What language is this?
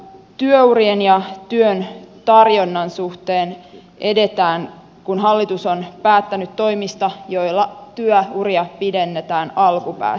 Finnish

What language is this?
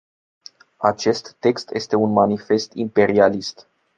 Romanian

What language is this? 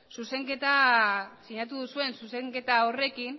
Basque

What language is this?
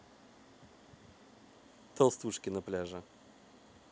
Russian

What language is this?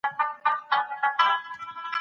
Pashto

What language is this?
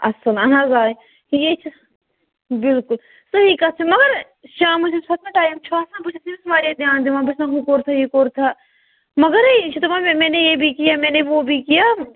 Kashmiri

